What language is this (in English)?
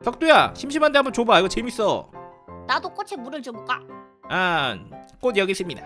Korean